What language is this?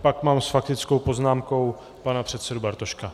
Czech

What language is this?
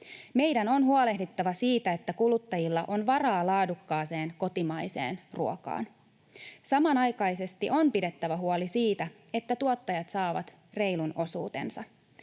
Finnish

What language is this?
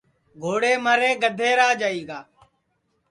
Sansi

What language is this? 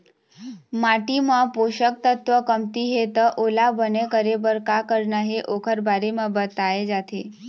Chhattisgarhi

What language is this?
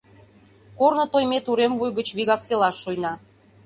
Mari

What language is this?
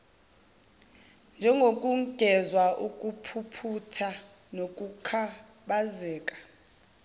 Zulu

